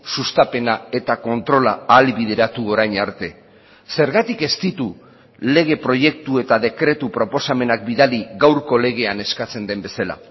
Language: Basque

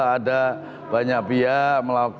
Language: Indonesian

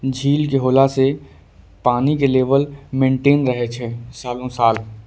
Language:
Angika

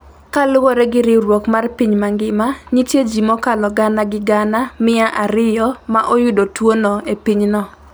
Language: Luo (Kenya and Tanzania)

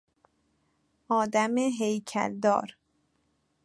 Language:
Persian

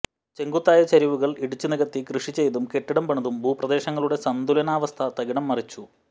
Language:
Malayalam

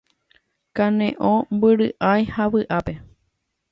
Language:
Guarani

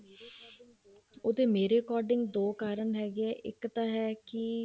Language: Punjabi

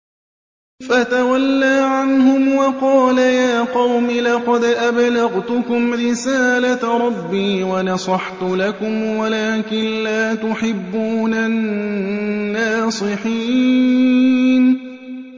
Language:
Arabic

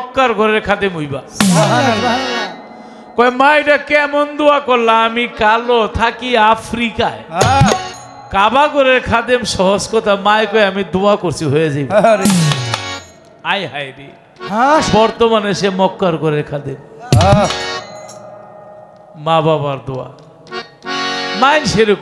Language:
Arabic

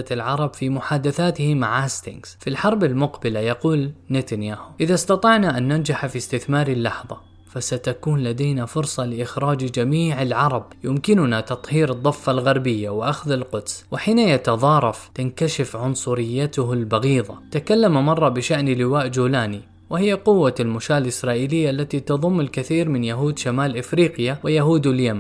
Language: Arabic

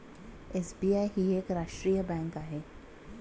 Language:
Marathi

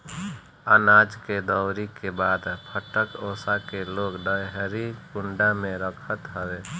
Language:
Bhojpuri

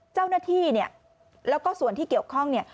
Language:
Thai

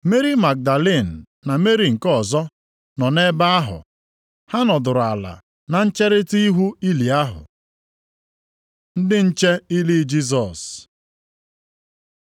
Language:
Igbo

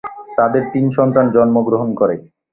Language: Bangla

